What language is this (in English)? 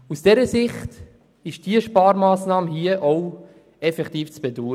Swiss German